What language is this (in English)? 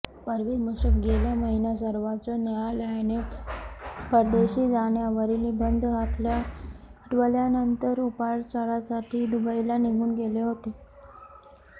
Marathi